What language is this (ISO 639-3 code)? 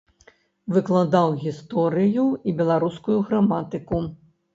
bel